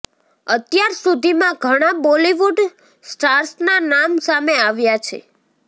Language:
Gujarati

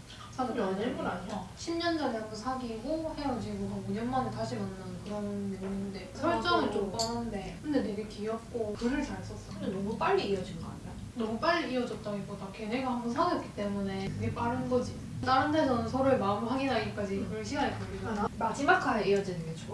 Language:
Korean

